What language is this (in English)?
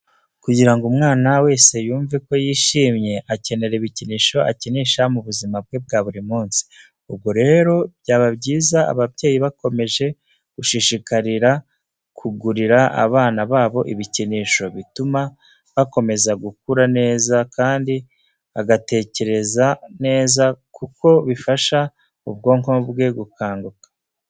Kinyarwanda